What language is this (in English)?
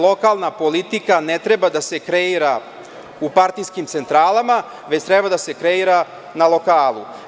Serbian